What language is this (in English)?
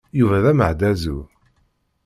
Kabyle